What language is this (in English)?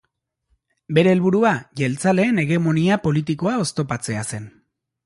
Basque